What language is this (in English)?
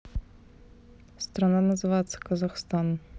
Russian